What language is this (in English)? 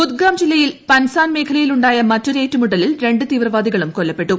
Malayalam